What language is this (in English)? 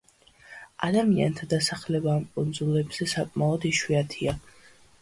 Georgian